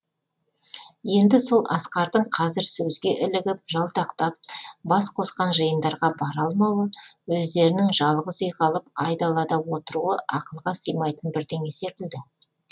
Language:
Kazakh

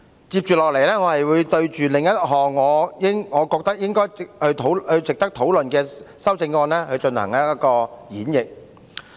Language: Cantonese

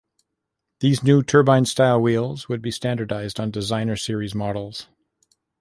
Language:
English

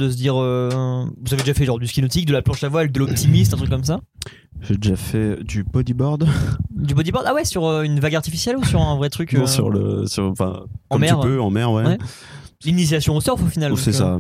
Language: French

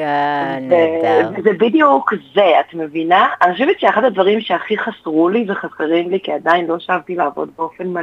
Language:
Hebrew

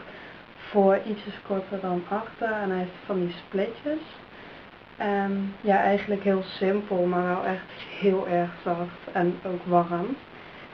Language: Dutch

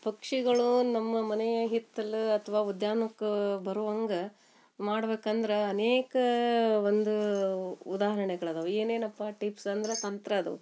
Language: Kannada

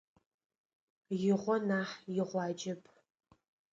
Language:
Adyghe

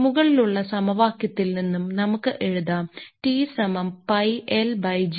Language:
Malayalam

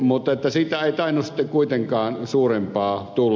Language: Finnish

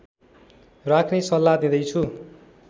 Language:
Nepali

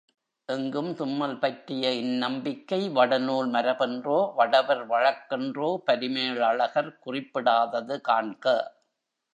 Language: Tamil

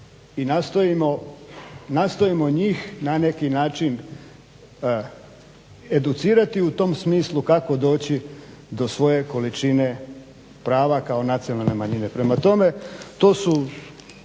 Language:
Croatian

